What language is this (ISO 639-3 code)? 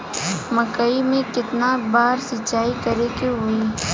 bho